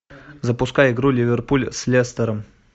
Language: Russian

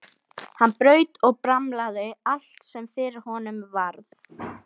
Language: Icelandic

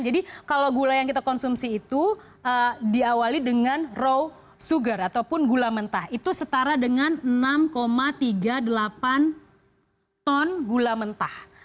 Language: Indonesian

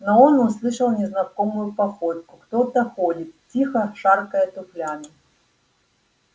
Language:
Russian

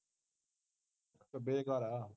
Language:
Punjabi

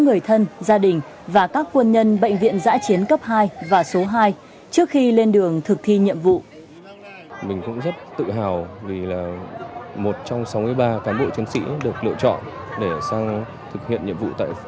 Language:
Vietnamese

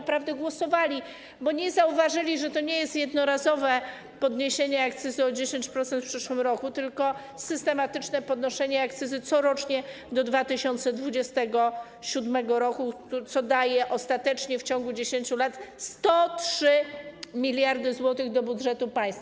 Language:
Polish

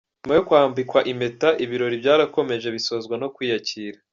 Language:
Kinyarwanda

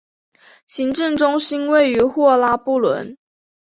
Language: Chinese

